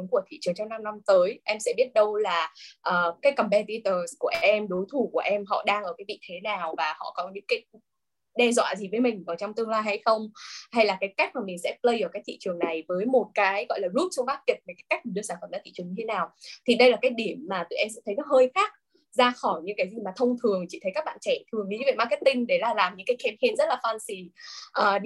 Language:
Vietnamese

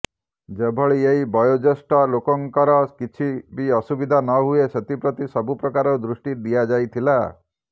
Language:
Odia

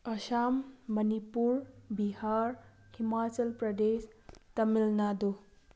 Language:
Manipuri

